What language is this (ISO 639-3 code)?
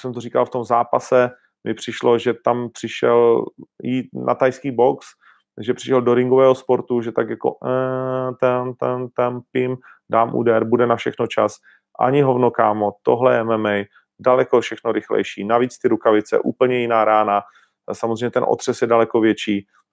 ces